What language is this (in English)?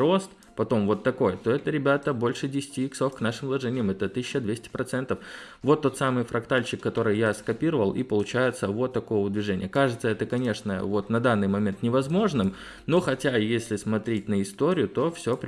Russian